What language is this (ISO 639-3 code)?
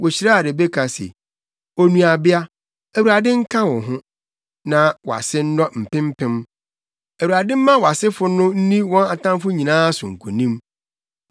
aka